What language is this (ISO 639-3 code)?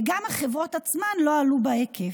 heb